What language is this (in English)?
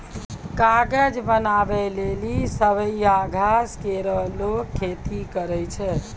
Maithili